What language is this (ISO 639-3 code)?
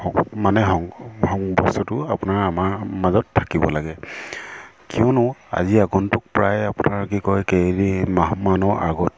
asm